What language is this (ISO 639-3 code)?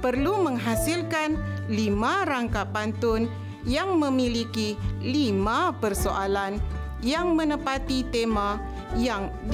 msa